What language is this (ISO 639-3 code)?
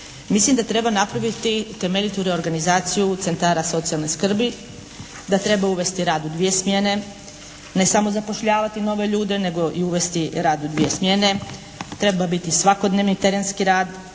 hrv